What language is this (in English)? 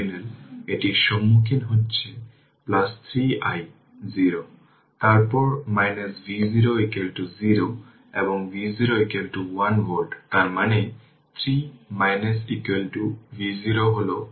Bangla